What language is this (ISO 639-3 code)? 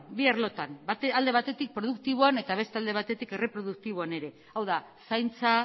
eus